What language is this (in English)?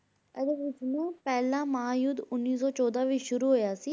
Punjabi